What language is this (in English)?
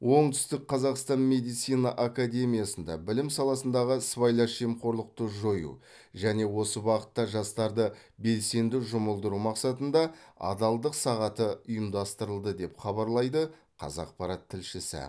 Kazakh